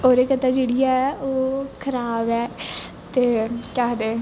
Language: Dogri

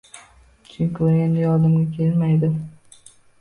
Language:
Uzbek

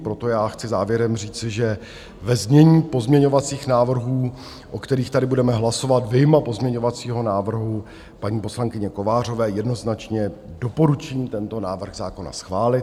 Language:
Czech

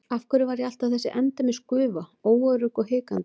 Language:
Icelandic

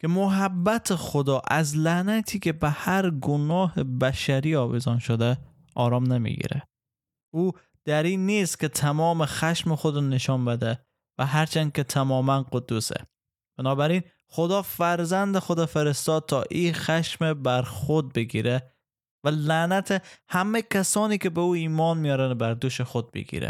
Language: Persian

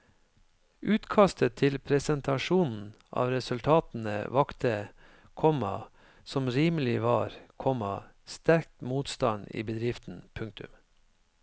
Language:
Norwegian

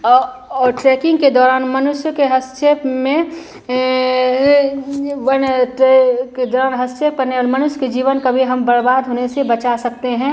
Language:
Hindi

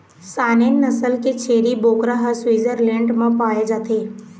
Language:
Chhattisgarhi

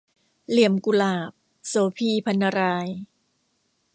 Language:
Thai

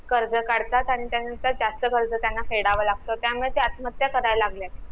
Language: Marathi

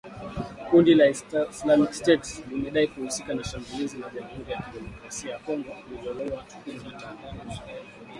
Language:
Swahili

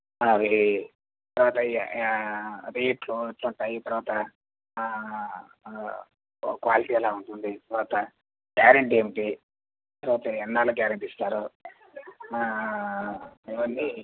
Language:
Telugu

